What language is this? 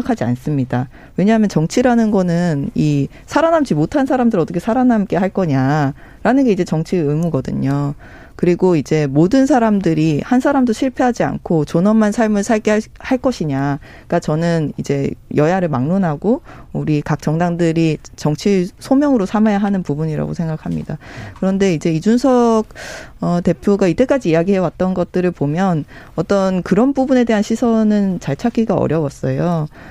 Korean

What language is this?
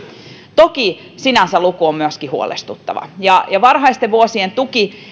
Finnish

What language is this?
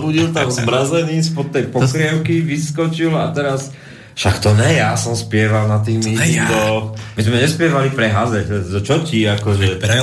Slovak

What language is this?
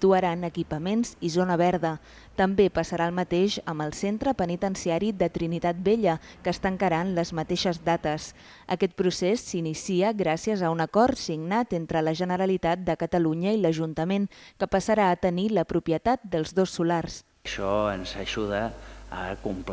Spanish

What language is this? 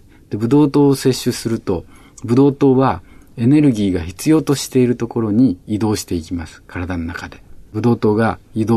Japanese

